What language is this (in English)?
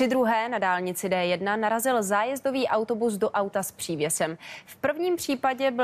Czech